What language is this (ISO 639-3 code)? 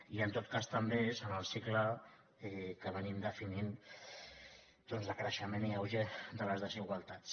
cat